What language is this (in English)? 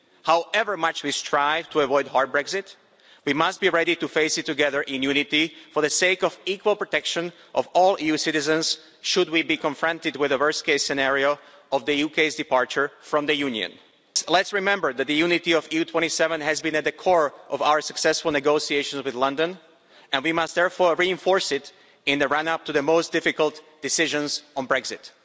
English